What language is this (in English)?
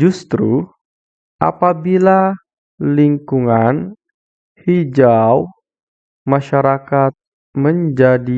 Indonesian